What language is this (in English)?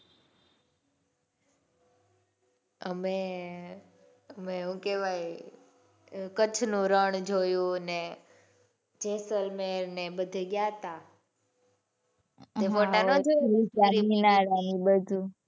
Gujarati